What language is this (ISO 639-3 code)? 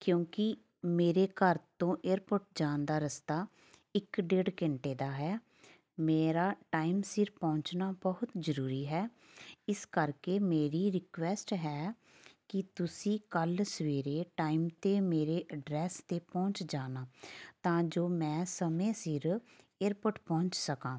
pan